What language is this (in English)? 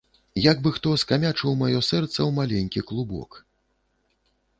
Belarusian